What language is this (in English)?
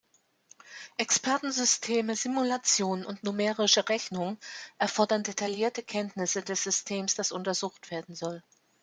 German